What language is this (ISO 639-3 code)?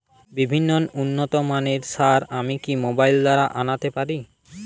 ben